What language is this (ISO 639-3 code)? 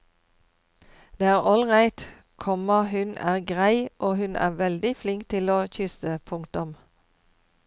nor